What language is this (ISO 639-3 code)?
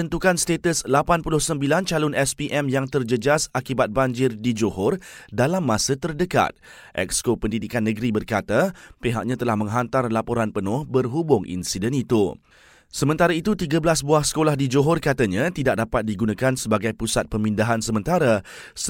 msa